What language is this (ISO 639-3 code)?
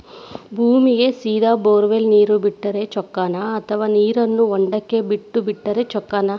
kan